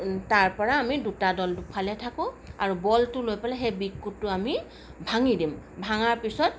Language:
Assamese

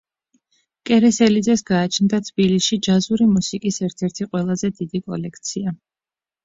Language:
Georgian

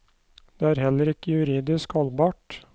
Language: Norwegian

